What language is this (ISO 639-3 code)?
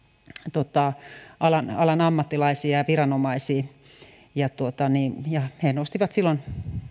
fin